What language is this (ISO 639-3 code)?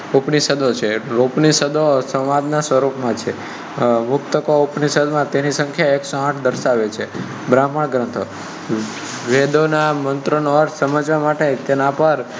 guj